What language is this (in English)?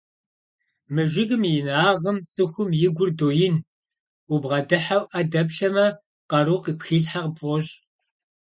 Kabardian